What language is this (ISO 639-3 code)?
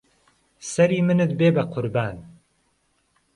ckb